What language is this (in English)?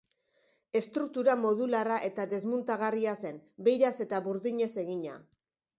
Basque